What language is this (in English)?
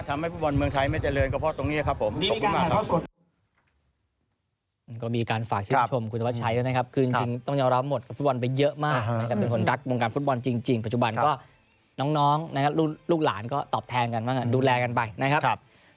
Thai